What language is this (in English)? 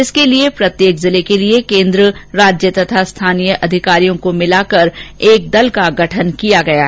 Hindi